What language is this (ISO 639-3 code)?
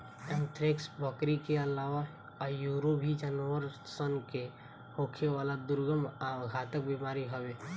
bho